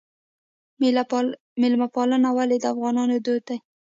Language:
Pashto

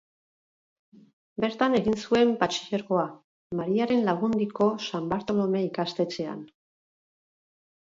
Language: Basque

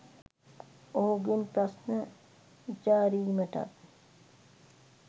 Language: Sinhala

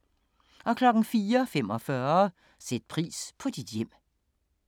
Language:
Danish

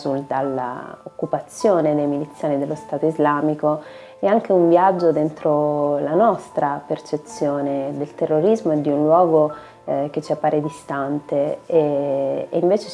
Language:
Italian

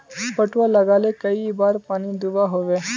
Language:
Magahi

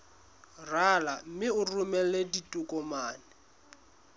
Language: Southern Sotho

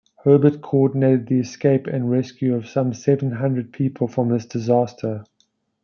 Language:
English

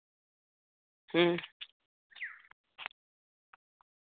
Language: Santali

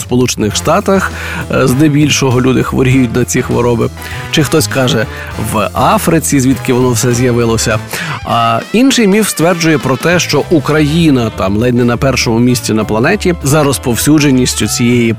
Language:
Ukrainian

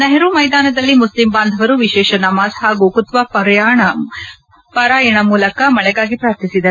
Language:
Kannada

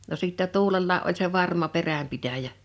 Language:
Finnish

